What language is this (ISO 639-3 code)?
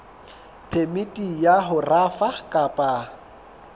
sot